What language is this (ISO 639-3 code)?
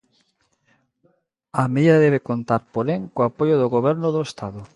glg